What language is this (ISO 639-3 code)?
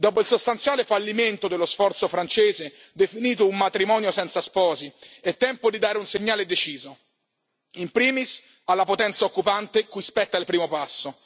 ita